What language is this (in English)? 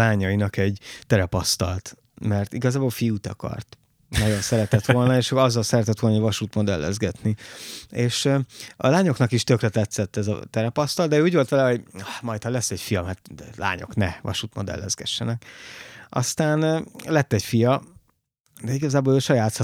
Hungarian